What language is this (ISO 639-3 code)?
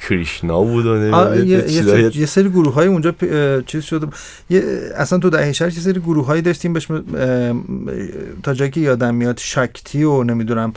fas